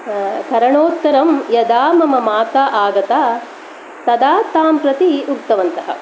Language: Sanskrit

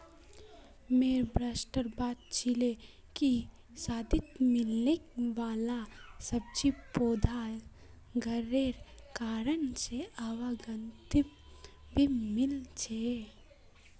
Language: Magahi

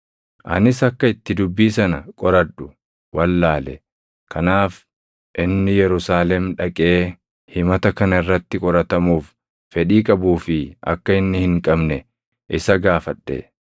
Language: Oromo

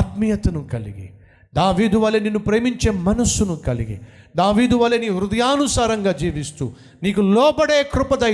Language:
Telugu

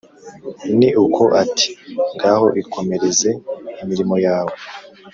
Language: Kinyarwanda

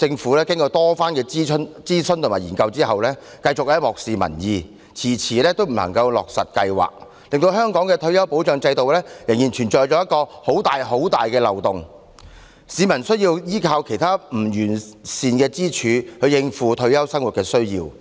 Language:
Cantonese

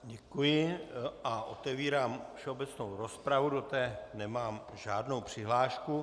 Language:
Czech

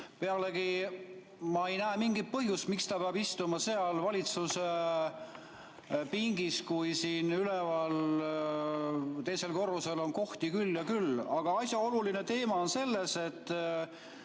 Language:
Estonian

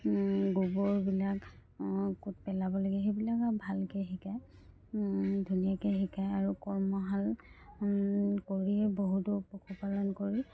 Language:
Assamese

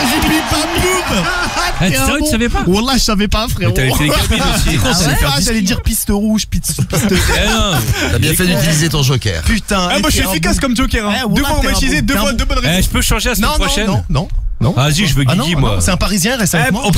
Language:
French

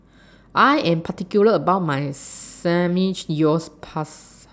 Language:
English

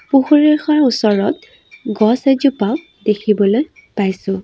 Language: Assamese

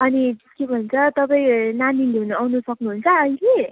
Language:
Nepali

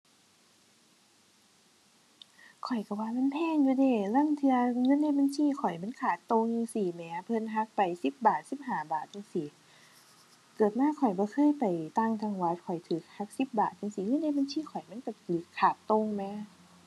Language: Thai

